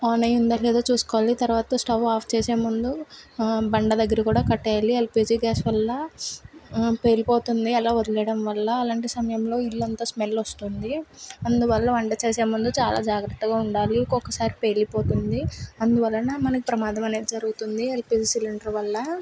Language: Telugu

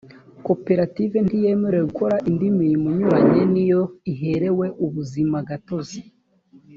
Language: Kinyarwanda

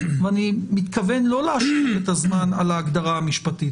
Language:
Hebrew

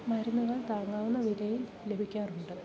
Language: Malayalam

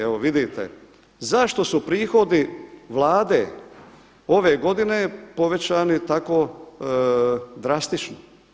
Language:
Croatian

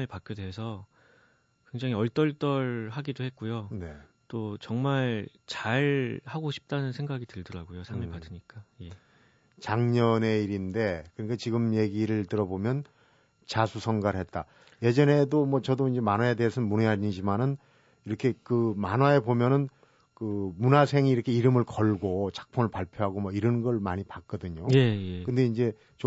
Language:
Korean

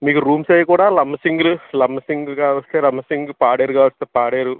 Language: Telugu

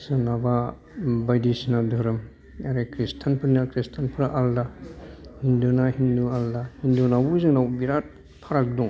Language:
Bodo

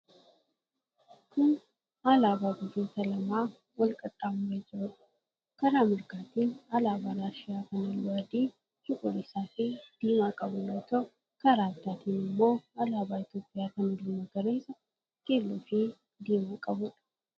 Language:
Oromo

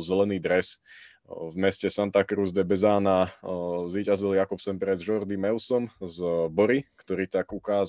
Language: Slovak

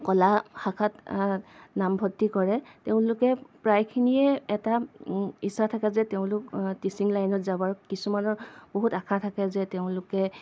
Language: Assamese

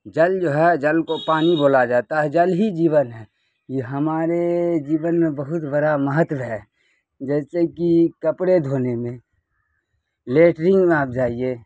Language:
Urdu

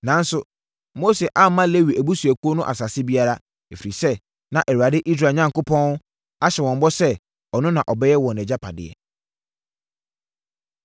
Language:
Akan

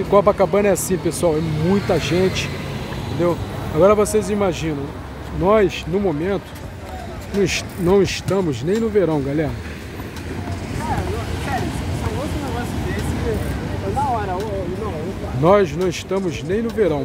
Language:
Portuguese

